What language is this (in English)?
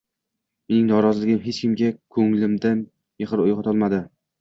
Uzbek